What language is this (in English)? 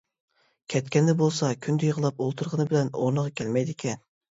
Uyghur